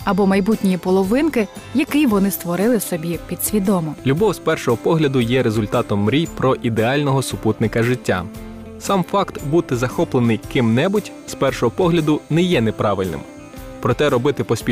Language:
Ukrainian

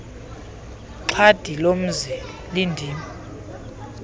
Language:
Xhosa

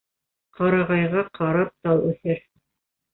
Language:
Bashkir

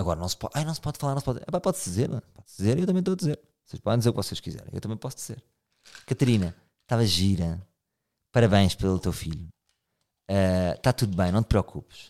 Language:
Portuguese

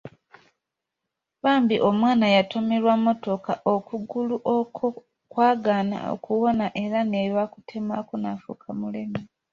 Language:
Ganda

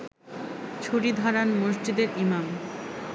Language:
Bangla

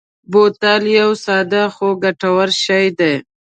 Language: Pashto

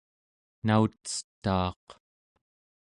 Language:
Central Yupik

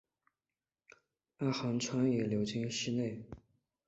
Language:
Chinese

